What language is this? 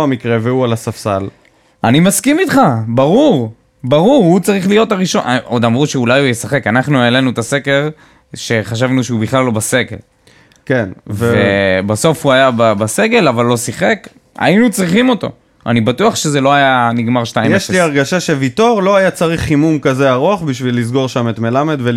Hebrew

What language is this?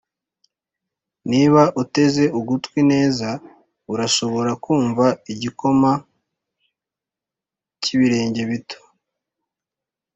Kinyarwanda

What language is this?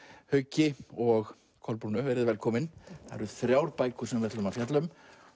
Icelandic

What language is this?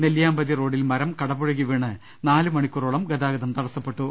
Malayalam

